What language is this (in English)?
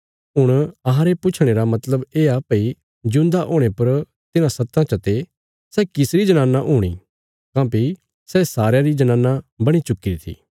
Bilaspuri